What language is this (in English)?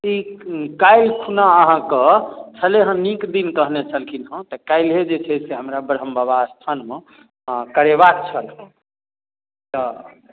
Maithili